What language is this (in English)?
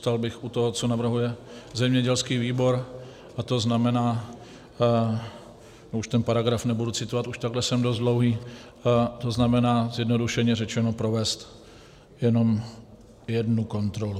Czech